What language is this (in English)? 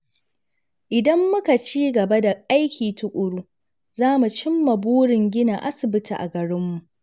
Hausa